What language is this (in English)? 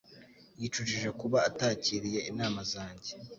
Kinyarwanda